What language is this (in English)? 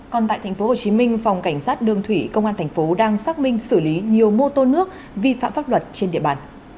Vietnamese